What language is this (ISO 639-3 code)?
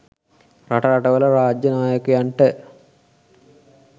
sin